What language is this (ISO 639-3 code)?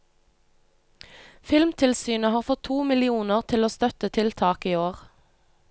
nor